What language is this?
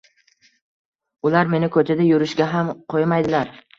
Uzbek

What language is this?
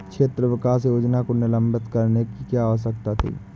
Hindi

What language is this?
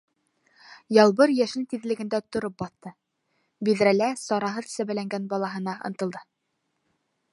Bashkir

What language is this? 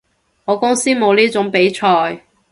Cantonese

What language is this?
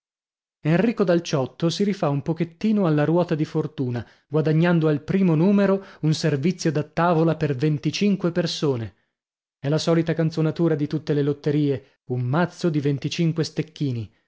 Italian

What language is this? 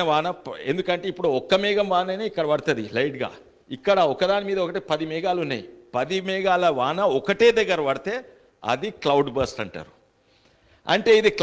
Telugu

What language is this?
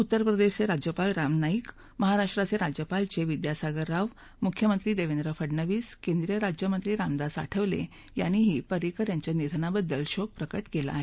Marathi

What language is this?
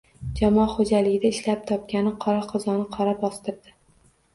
Uzbek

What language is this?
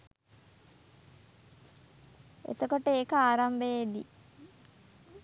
Sinhala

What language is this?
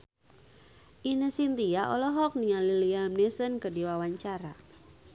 Sundanese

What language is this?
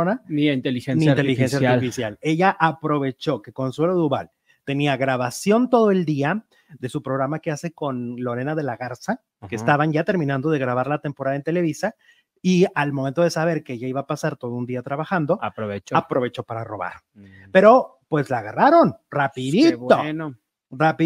Spanish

